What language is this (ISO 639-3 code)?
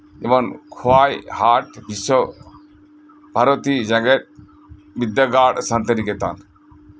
sat